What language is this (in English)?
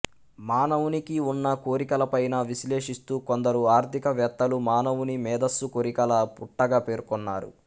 Telugu